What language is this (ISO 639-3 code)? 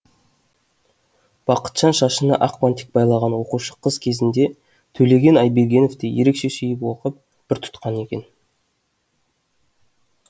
kaz